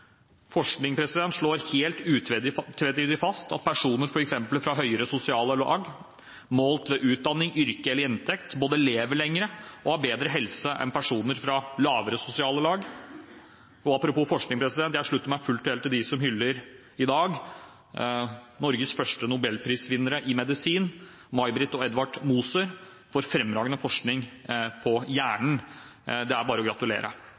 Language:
Norwegian Bokmål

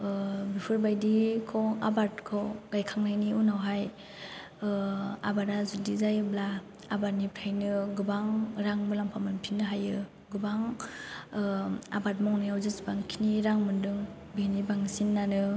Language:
Bodo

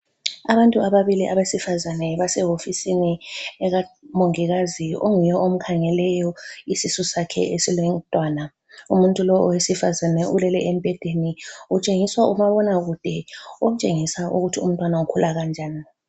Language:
North Ndebele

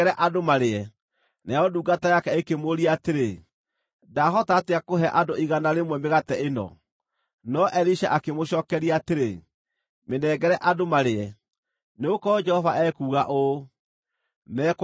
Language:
Kikuyu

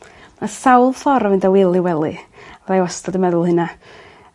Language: Welsh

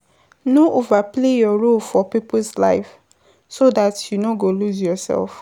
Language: Nigerian Pidgin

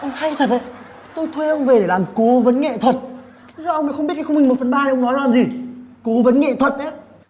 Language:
Vietnamese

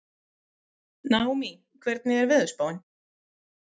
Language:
Icelandic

